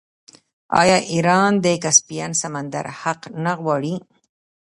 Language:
Pashto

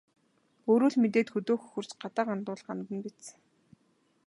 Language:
Mongolian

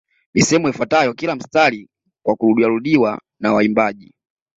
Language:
Swahili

